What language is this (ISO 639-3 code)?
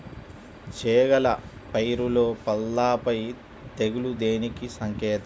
tel